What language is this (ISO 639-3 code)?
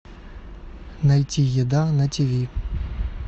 rus